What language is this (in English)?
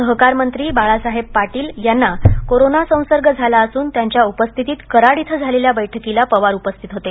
Marathi